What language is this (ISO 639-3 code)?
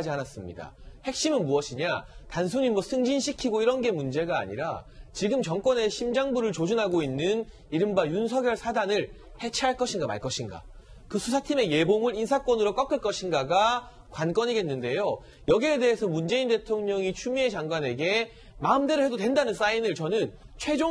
kor